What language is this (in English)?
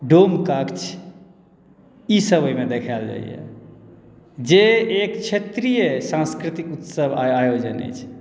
Maithili